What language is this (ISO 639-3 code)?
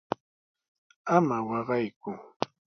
qws